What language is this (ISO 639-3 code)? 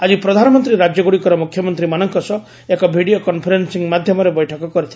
ori